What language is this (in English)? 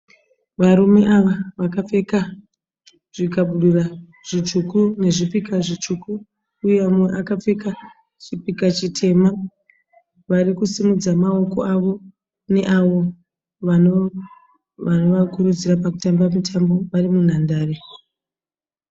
Shona